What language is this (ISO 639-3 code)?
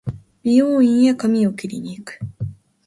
jpn